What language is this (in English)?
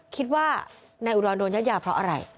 Thai